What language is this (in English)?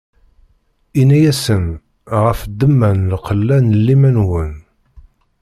Kabyle